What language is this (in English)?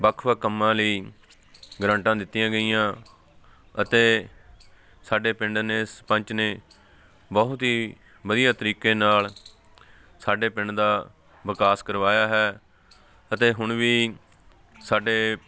Punjabi